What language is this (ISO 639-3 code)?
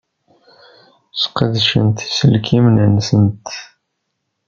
kab